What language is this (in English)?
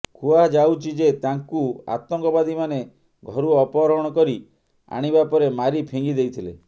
Odia